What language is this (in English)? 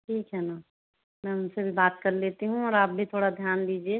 Hindi